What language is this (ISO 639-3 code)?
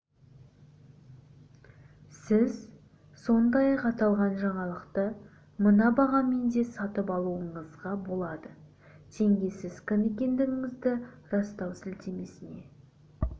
kaz